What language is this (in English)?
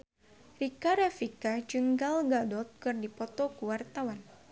Sundanese